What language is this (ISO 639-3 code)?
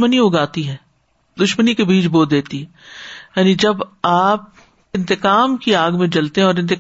urd